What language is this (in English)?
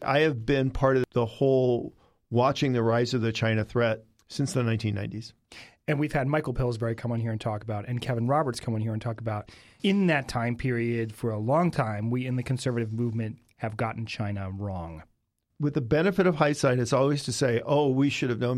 English